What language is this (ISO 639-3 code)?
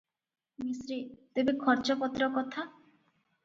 ori